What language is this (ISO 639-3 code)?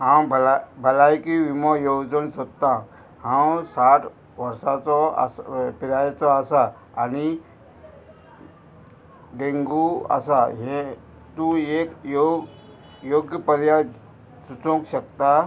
kok